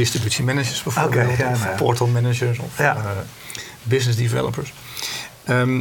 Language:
Dutch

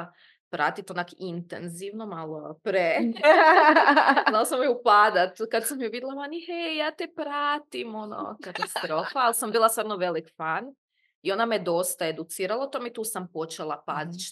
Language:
Croatian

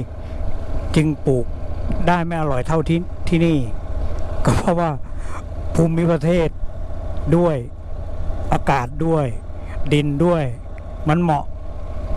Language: Thai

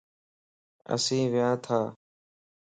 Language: Lasi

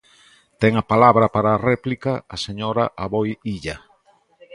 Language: Galician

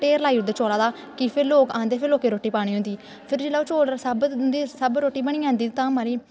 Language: Dogri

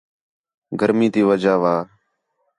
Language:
Khetrani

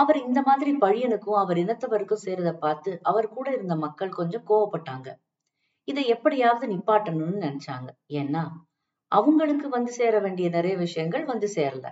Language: Tamil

